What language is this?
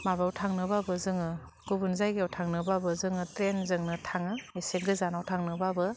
Bodo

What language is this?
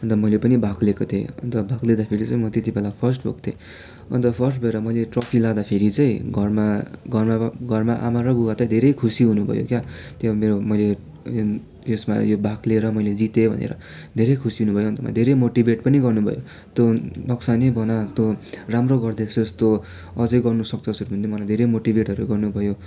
Nepali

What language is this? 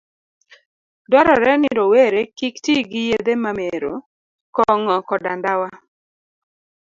Luo (Kenya and Tanzania)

